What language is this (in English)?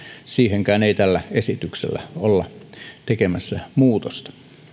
Finnish